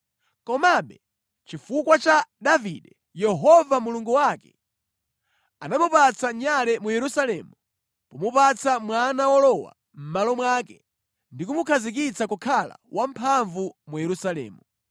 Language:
Nyanja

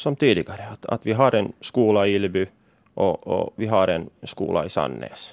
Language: Swedish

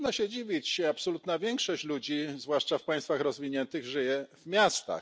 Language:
Polish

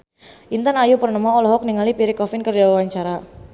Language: Sundanese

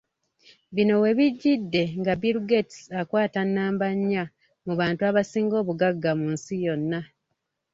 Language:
Ganda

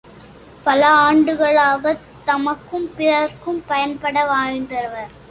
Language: Tamil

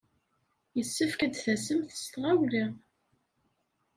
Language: Kabyle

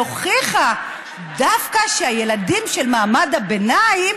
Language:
Hebrew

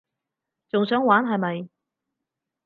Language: Cantonese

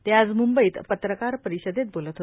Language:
Marathi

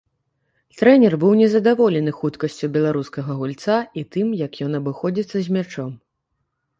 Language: Belarusian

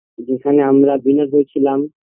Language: Bangla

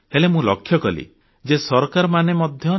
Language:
Odia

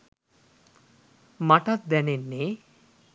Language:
Sinhala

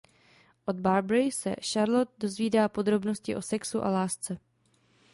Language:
Czech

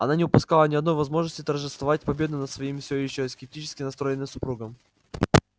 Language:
Russian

